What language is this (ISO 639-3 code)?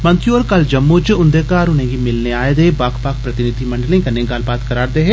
doi